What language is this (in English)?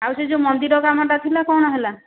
Odia